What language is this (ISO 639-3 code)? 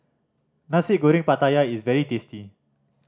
eng